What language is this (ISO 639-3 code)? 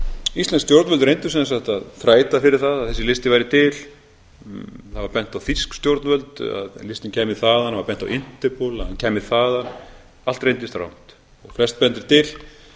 isl